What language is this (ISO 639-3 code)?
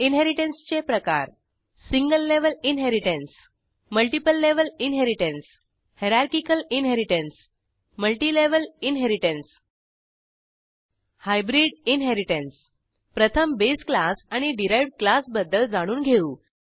mar